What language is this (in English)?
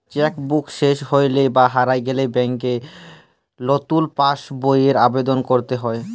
Bangla